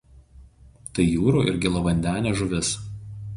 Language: Lithuanian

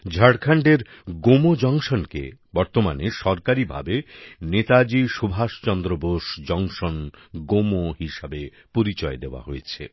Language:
Bangla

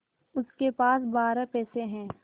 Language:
Hindi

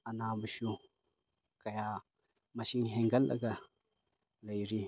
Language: Manipuri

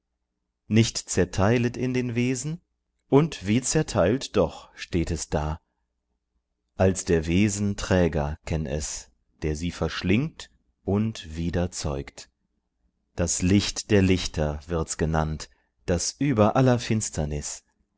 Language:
German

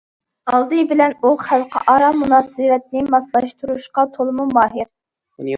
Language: Uyghur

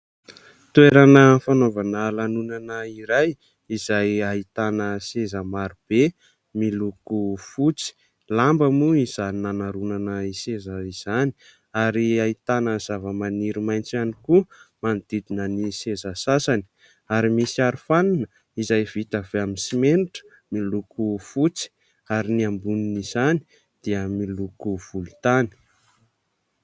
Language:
Malagasy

